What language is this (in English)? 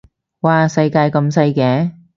Cantonese